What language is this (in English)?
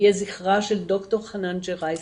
Hebrew